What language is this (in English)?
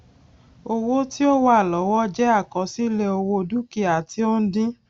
Yoruba